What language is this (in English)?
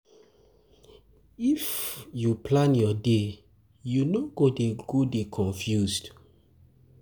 Nigerian Pidgin